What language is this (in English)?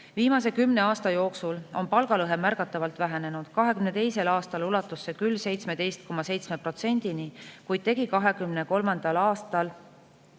Estonian